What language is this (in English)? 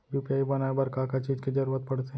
Chhattisgarhi